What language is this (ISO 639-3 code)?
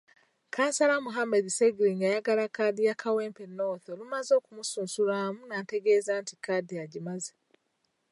lug